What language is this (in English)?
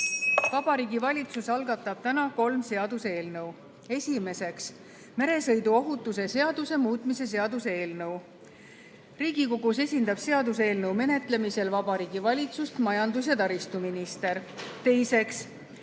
Estonian